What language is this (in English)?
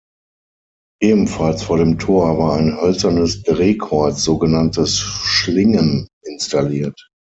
German